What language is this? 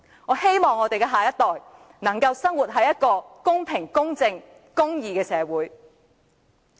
Cantonese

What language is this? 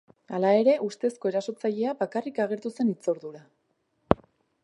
Basque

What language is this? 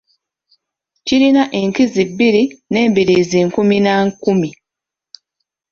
Ganda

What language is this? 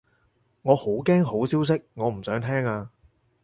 Cantonese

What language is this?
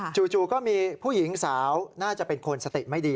Thai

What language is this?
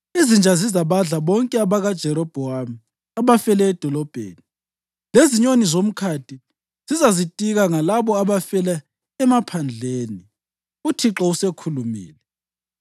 North Ndebele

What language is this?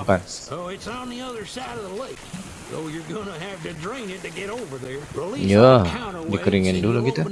Indonesian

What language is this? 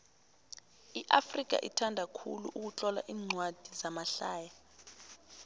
South Ndebele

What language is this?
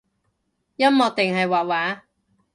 Cantonese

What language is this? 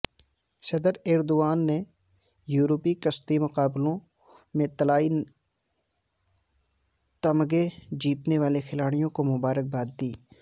Urdu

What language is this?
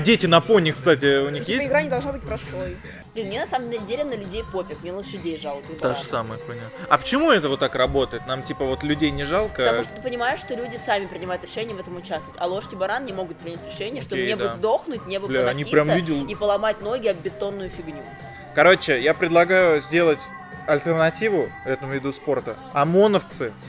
Russian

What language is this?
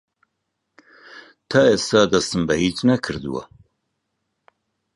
Central Kurdish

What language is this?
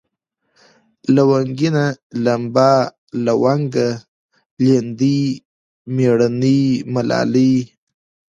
Pashto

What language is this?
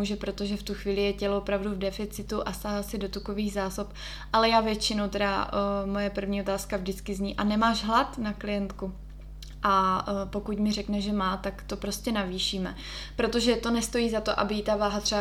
Czech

